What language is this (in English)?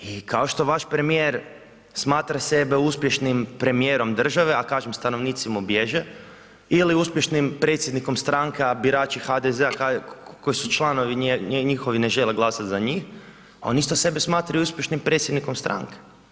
Croatian